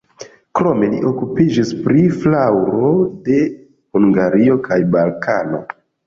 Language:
Esperanto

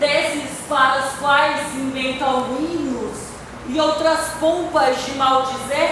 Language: Portuguese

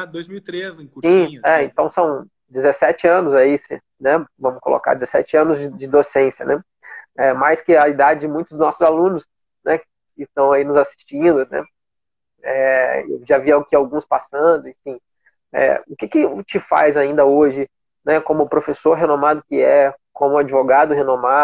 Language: Portuguese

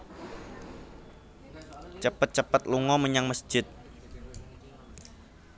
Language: Javanese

